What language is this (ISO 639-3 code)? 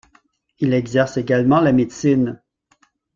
fra